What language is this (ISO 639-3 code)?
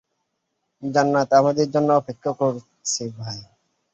ben